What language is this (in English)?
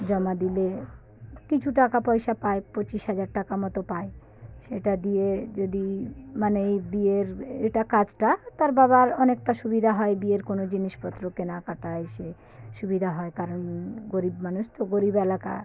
Bangla